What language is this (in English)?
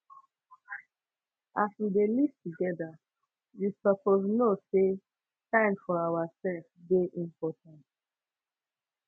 Nigerian Pidgin